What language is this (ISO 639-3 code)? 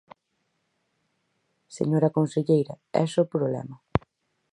glg